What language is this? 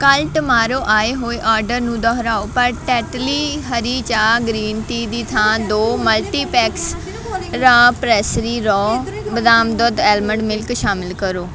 Punjabi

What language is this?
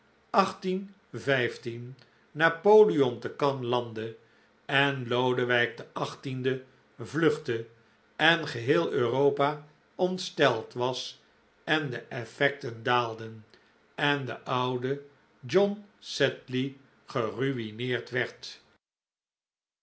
Dutch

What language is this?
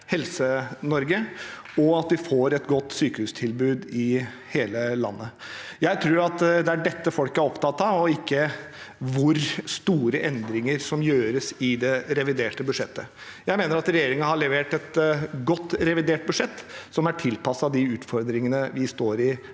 Norwegian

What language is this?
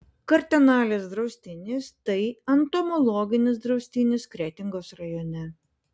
Lithuanian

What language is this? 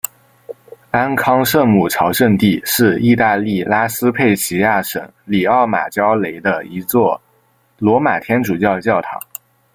Chinese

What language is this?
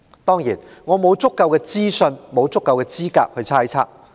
Cantonese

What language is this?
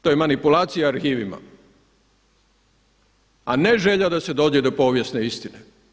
Croatian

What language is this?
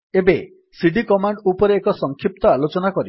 Odia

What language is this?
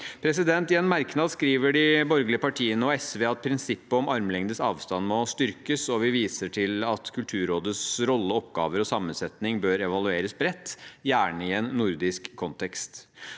Norwegian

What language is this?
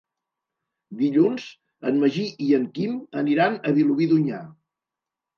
Catalan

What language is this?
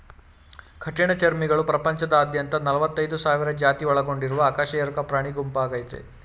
Kannada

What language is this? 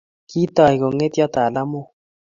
Kalenjin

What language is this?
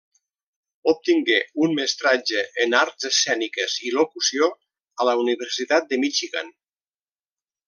Catalan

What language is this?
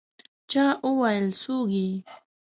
Pashto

